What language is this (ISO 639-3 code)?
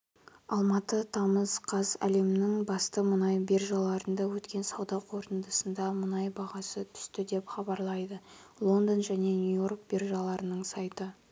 kaz